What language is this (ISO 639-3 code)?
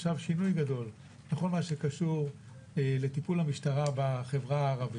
heb